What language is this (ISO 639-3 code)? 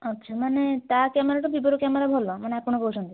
ori